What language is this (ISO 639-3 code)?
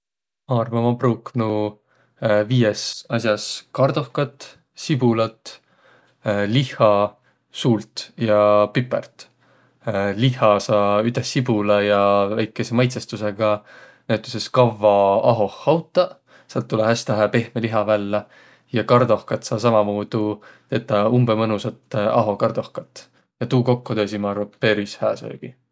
vro